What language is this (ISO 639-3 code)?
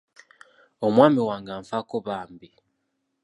lug